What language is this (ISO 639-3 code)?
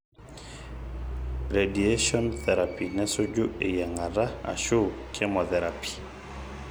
mas